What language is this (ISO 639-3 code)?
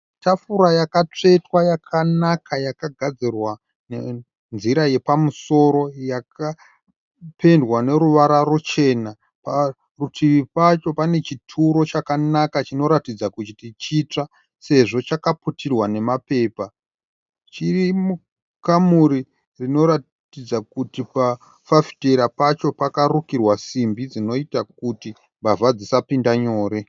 sna